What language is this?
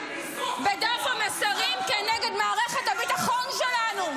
Hebrew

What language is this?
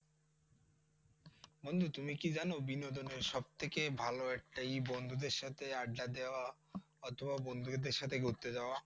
Bangla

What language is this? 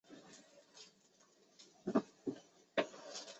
Chinese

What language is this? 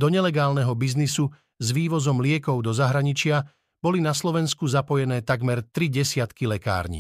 Slovak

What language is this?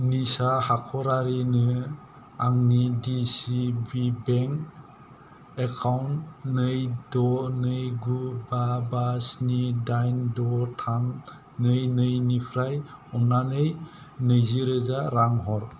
Bodo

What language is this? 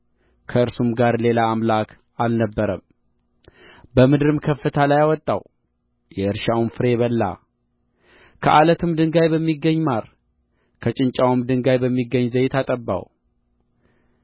Amharic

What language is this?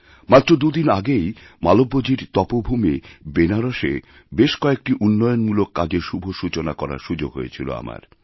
Bangla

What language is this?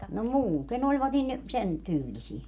Finnish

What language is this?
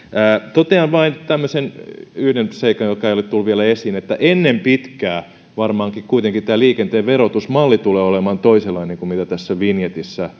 Finnish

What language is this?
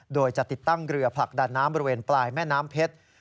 Thai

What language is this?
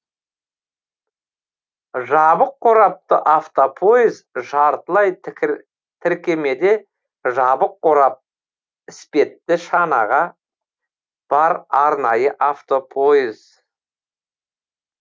Kazakh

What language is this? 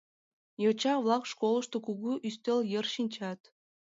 Mari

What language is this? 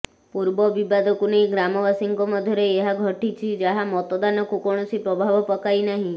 Odia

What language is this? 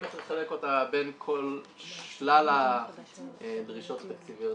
Hebrew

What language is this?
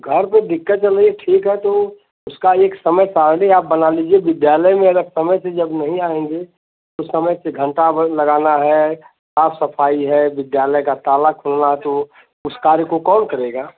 Hindi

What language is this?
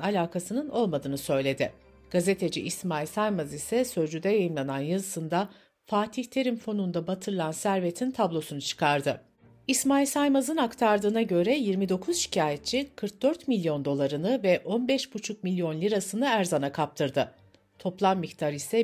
Turkish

